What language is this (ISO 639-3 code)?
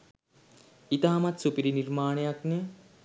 sin